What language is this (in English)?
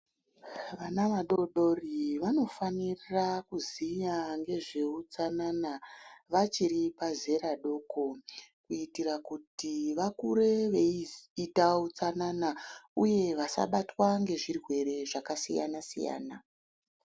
Ndau